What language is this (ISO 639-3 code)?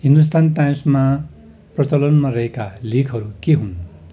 nep